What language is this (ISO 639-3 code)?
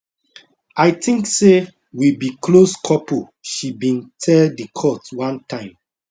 pcm